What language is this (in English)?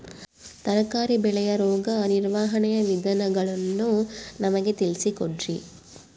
Kannada